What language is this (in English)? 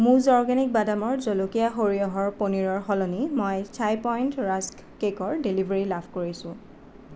Assamese